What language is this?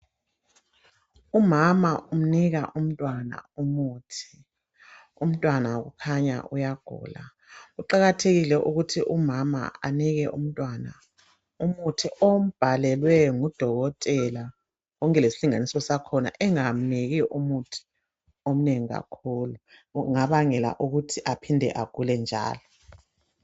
North Ndebele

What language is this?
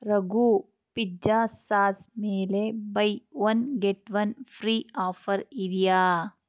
Kannada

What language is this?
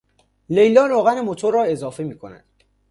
Persian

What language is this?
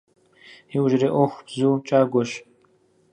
Kabardian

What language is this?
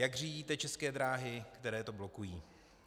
Czech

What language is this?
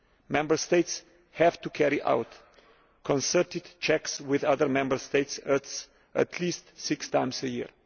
English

